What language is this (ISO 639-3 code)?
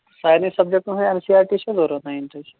kas